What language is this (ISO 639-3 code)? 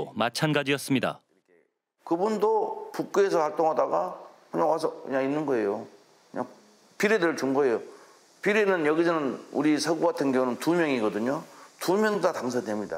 kor